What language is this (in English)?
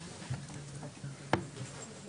Hebrew